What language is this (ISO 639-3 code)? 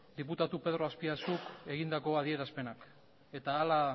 eus